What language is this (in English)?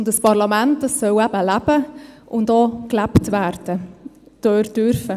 Swiss German